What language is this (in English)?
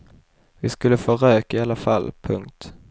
Swedish